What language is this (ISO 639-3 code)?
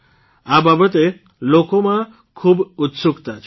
guj